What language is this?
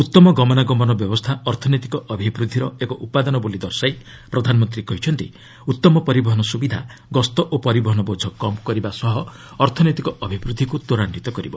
Odia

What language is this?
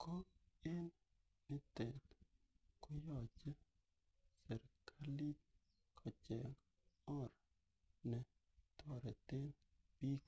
Kalenjin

